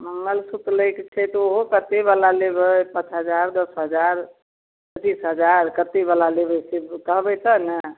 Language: Maithili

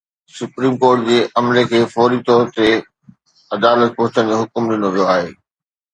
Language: Sindhi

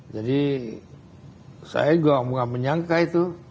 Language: Indonesian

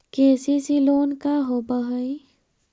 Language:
Magahi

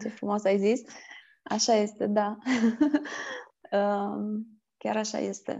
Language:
Romanian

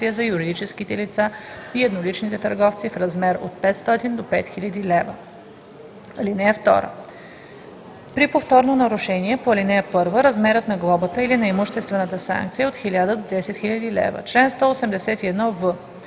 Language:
Bulgarian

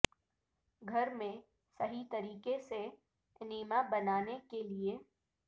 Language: Urdu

